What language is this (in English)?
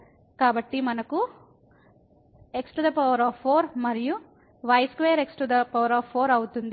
Telugu